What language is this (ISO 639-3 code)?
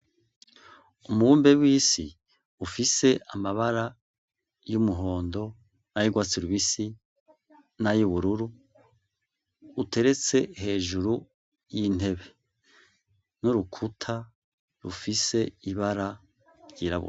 run